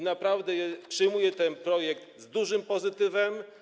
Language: Polish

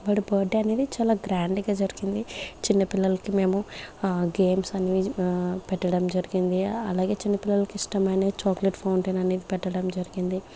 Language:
Telugu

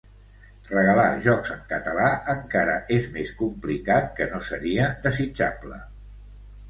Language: Catalan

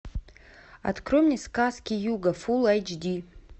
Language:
Russian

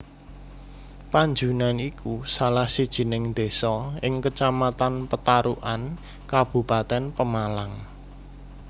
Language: Javanese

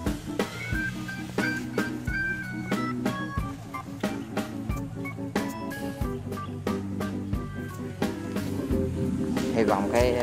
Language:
Vietnamese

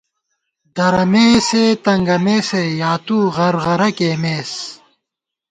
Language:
Gawar-Bati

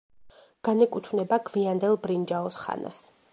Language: Georgian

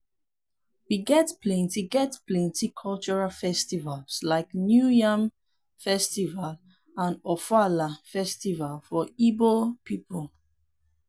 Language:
Nigerian Pidgin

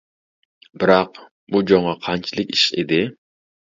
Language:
Uyghur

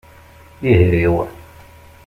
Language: Kabyle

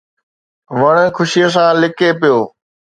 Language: Sindhi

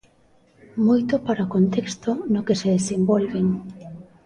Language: Galician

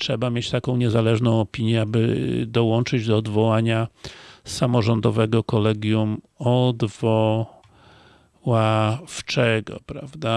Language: Polish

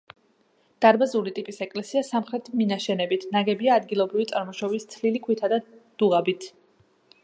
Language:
Georgian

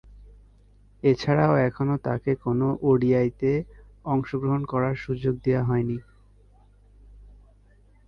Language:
Bangla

